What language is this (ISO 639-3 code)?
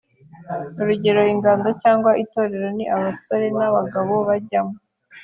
kin